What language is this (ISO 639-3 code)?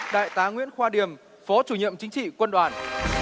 vie